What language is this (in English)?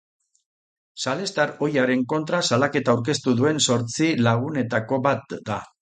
Basque